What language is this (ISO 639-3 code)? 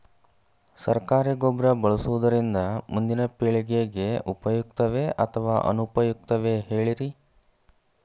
kan